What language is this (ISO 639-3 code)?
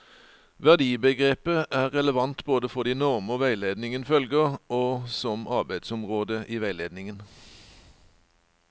nor